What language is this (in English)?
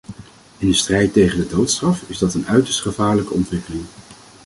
Dutch